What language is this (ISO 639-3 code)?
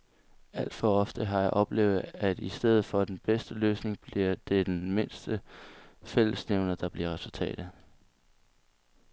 dan